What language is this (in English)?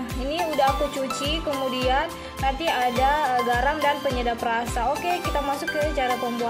Indonesian